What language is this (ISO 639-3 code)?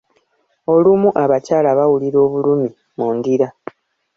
lug